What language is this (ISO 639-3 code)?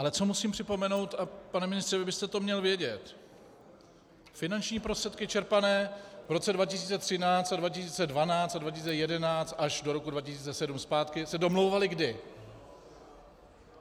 ces